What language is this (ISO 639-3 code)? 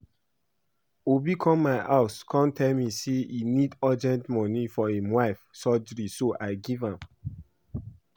pcm